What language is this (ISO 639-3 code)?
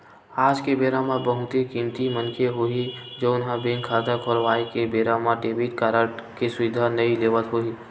hne